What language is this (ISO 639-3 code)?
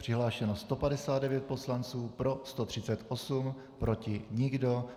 ces